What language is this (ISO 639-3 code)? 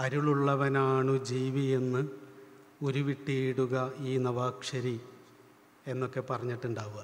tha